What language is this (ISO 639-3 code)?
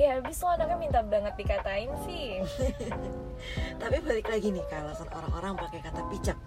ind